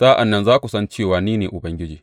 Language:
Hausa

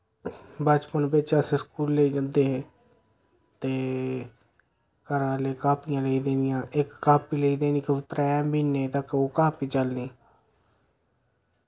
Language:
Dogri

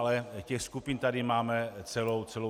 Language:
Czech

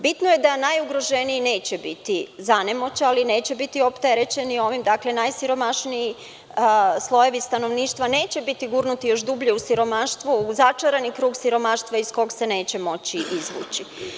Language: Serbian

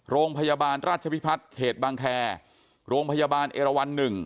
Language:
Thai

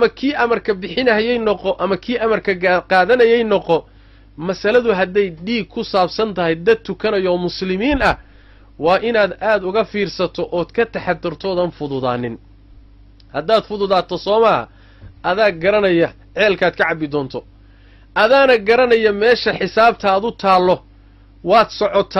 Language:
Arabic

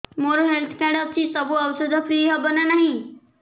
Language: Odia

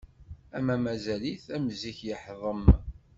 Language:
Kabyle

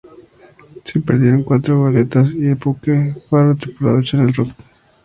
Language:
Spanish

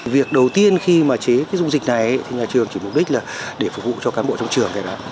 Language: Vietnamese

